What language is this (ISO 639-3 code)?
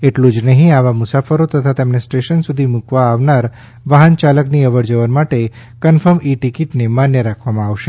guj